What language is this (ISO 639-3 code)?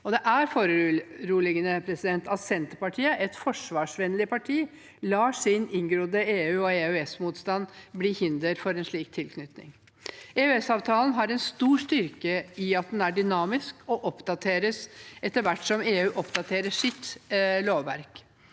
nor